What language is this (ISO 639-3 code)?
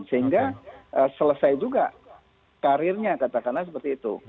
ind